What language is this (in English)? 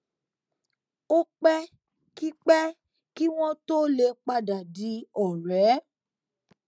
Yoruba